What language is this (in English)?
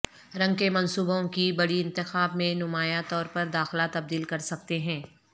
Urdu